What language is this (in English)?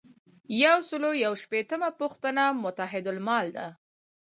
Pashto